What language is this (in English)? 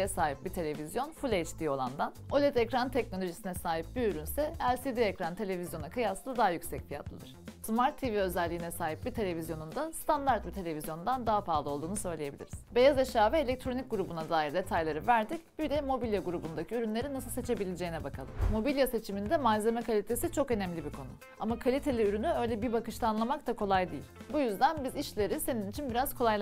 Turkish